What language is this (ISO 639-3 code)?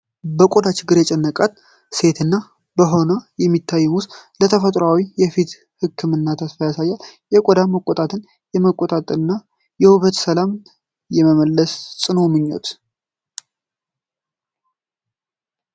amh